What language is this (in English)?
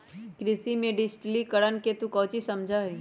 Magahi